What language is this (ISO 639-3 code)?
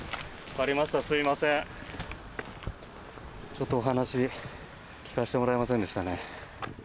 jpn